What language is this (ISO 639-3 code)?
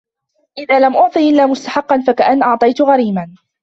ara